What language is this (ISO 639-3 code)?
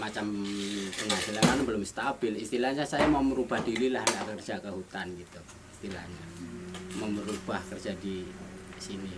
ind